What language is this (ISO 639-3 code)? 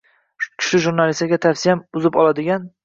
uzb